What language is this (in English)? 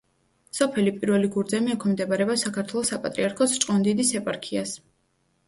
Georgian